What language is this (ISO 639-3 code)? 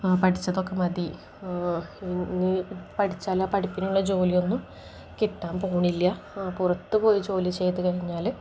mal